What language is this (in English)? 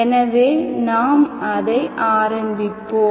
Tamil